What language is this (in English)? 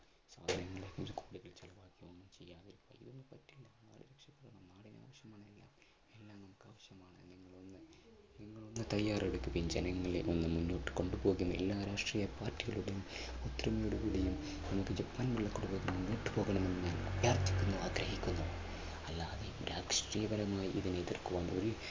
Malayalam